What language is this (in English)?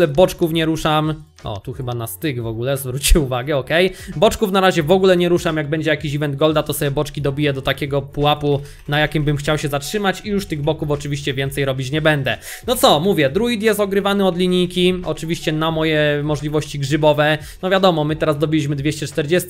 Polish